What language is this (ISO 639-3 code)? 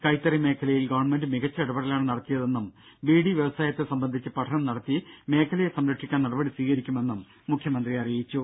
mal